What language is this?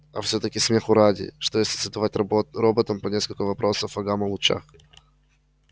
Russian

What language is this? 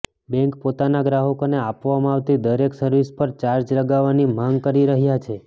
Gujarati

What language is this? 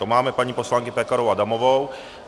Czech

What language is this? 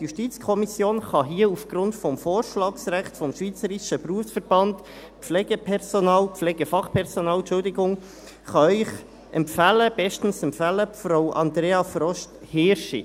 Swiss German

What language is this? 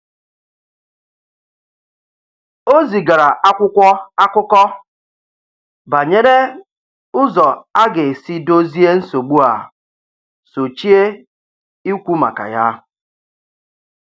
Igbo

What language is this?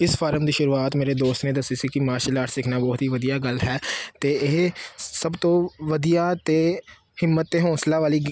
Punjabi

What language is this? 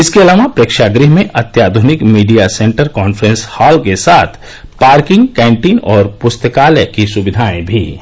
Hindi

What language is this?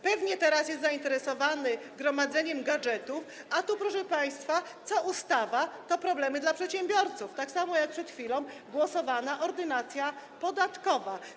Polish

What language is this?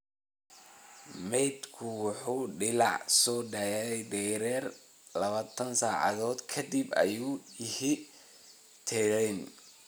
Somali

